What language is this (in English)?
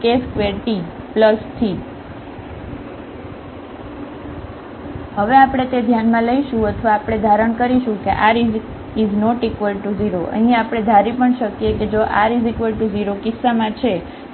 Gujarati